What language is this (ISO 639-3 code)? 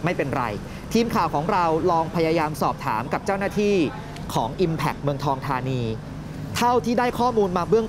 tha